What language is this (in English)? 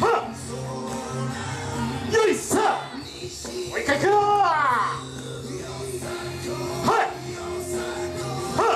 Japanese